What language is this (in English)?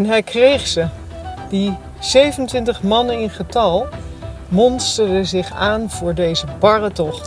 Dutch